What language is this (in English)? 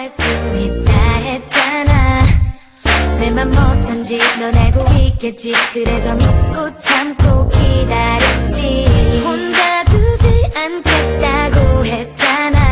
Danish